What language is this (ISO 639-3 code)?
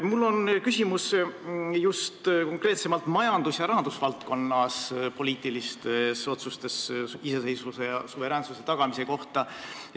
est